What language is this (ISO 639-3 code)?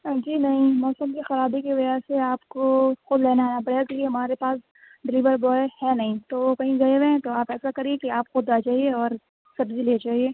urd